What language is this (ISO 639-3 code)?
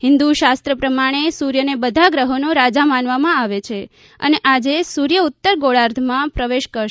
guj